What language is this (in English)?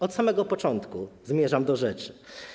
Polish